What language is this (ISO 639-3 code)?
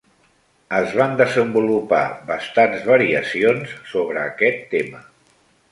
cat